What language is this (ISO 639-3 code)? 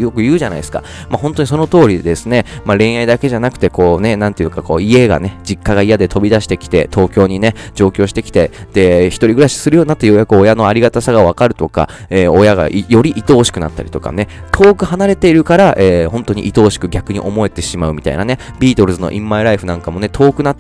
jpn